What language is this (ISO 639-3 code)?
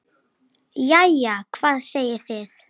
isl